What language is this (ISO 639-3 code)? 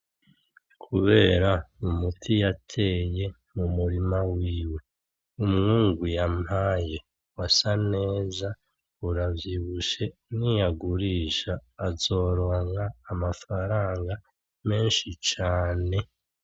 run